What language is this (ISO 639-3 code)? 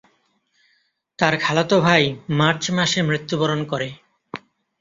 ben